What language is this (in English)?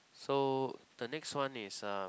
English